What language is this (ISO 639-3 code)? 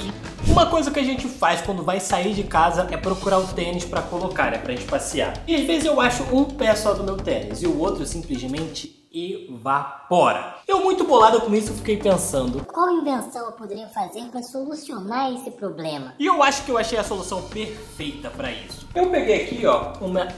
por